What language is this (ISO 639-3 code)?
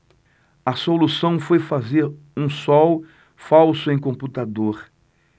por